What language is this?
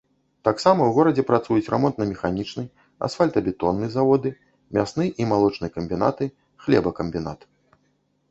Belarusian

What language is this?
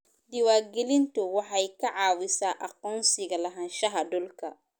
Somali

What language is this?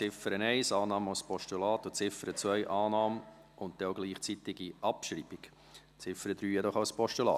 Swiss German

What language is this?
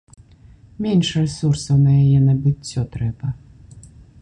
Belarusian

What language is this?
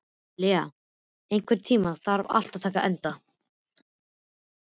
Icelandic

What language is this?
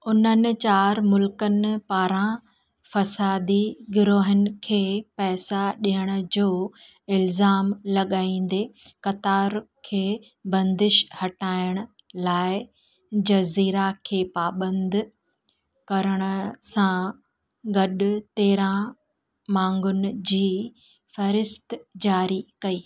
Sindhi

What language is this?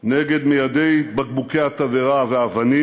Hebrew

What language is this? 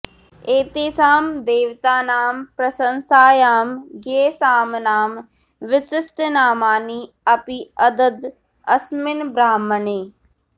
Sanskrit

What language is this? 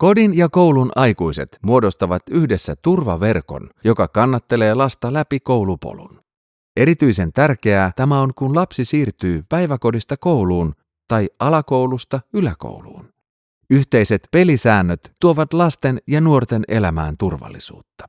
Finnish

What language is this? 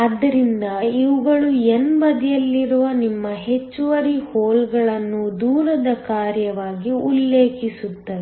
Kannada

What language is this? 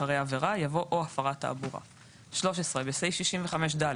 Hebrew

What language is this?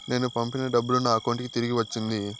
Telugu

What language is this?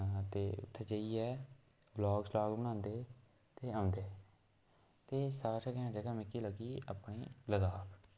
Dogri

